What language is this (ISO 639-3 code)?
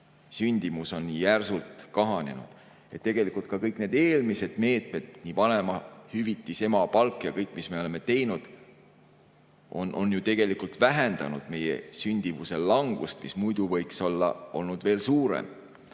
est